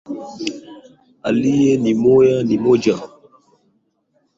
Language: Swahili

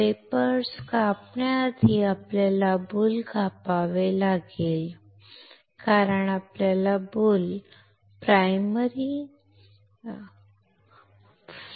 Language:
Marathi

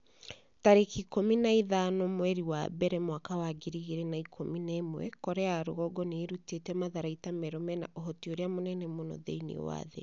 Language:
Kikuyu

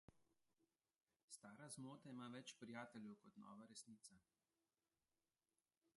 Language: Slovenian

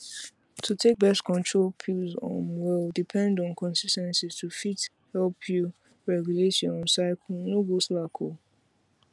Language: Nigerian Pidgin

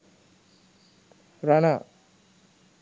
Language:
Sinhala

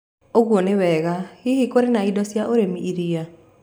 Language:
Kikuyu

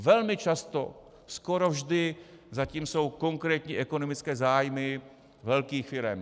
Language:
Czech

